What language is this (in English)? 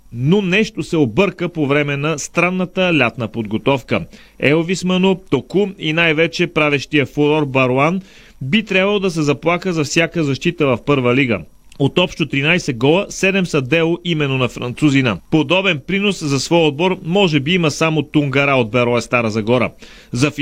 Bulgarian